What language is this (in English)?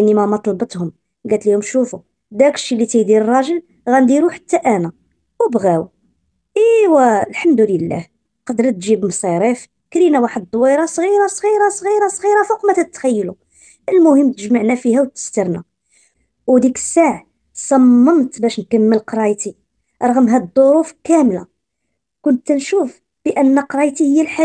Arabic